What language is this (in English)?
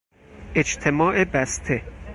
Persian